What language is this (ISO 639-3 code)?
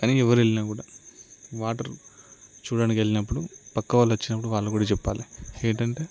tel